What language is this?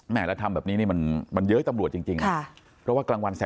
Thai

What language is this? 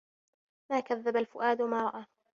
Arabic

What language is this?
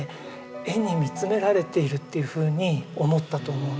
Japanese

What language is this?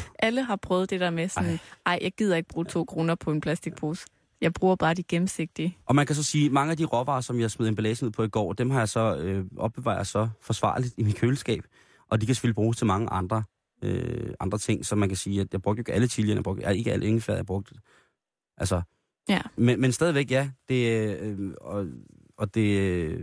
Danish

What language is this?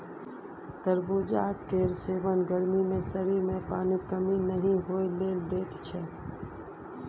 Maithili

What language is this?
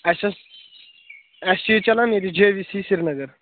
Kashmiri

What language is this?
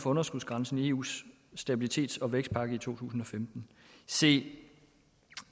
Danish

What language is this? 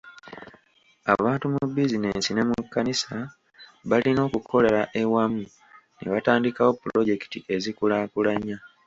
Ganda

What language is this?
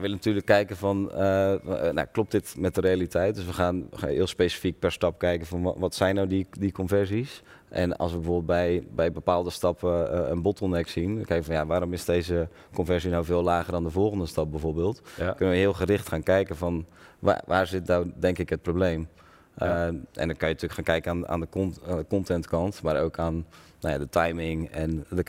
Dutch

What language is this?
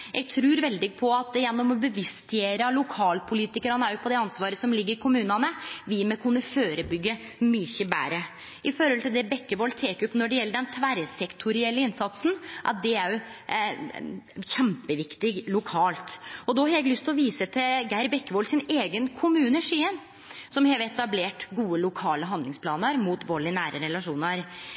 Norwegian Nynorsk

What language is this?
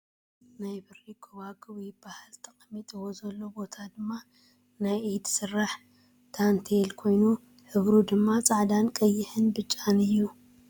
Tigrinya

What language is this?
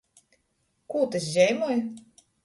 Latgalian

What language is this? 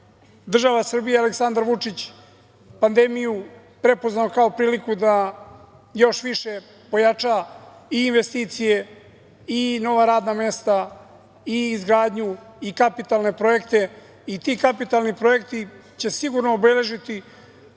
Serbian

